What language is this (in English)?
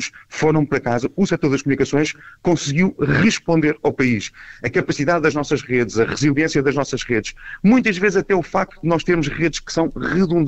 Portuguese